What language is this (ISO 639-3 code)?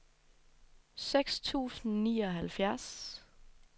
dan